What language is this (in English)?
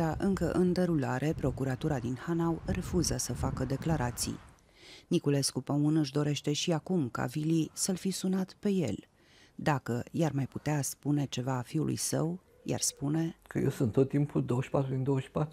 Romanian